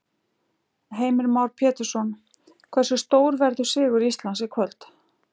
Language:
Icelandic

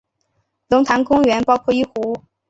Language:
Chinese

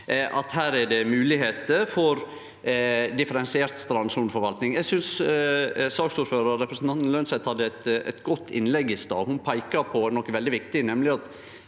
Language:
Norwegian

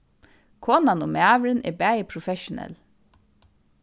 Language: Faroese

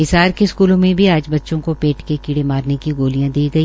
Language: Hindi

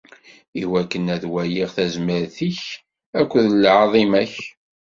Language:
Kabyle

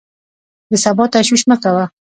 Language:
Pashto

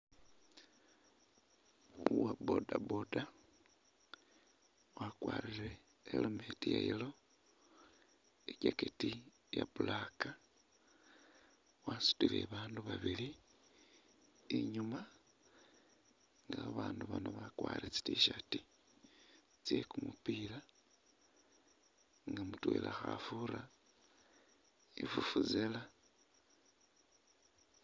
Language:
Masaaba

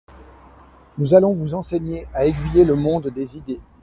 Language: French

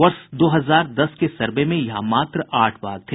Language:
Hindi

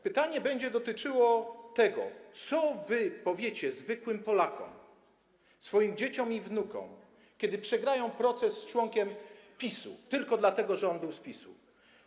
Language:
Polish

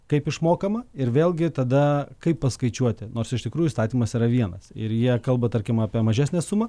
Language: Lithuanian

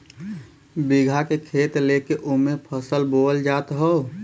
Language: Bhojpuri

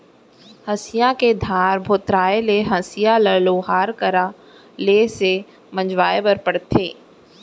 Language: Chhattisgarhi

